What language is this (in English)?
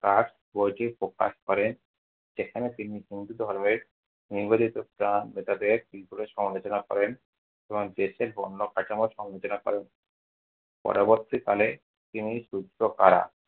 Bangla